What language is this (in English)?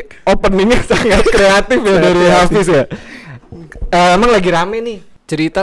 Indonesian